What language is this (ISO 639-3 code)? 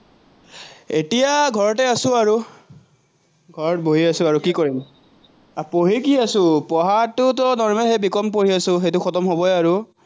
asm